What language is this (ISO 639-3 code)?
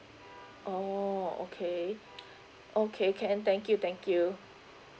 eng